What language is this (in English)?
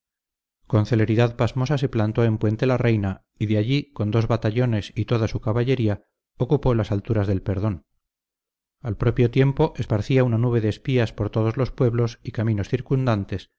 Spanish